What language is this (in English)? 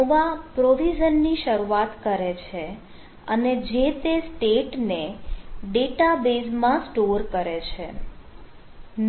Gujarati